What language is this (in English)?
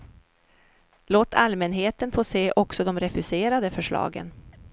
Swedish